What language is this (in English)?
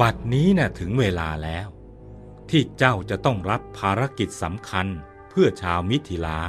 Thai